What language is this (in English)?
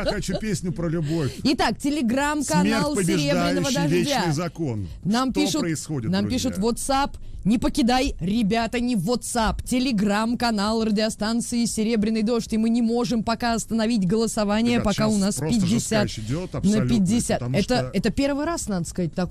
Russian